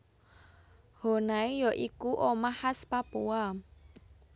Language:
Javanese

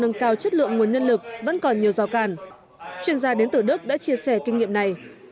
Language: Vietnamese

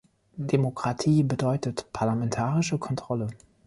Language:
German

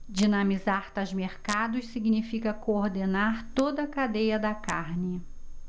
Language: Portuguese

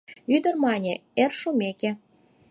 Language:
Mari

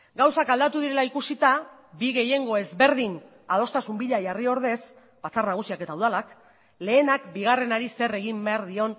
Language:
Basque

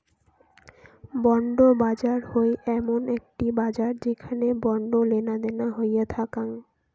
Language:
Bangla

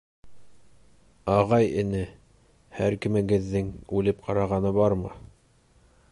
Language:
Bashkir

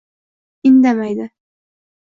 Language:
Uzbek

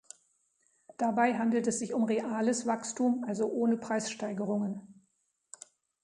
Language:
German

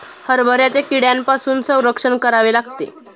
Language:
Marathi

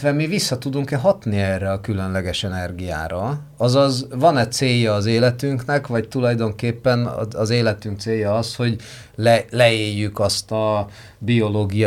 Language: Hungarian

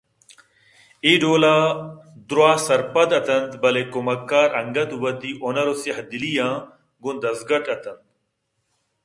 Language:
Eastern Balochi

